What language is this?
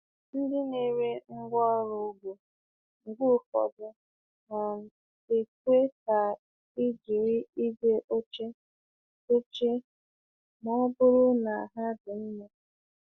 Igbo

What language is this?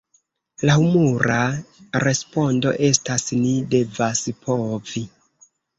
Esperanto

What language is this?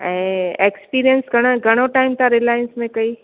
Sindhi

